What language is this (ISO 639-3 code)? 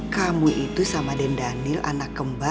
ind